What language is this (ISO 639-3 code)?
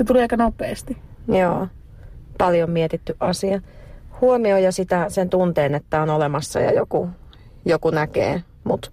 fin